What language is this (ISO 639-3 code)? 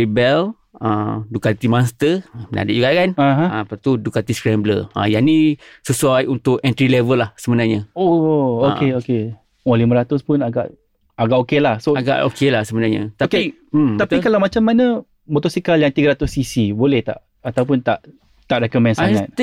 msa